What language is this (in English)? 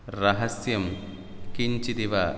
Sanskrit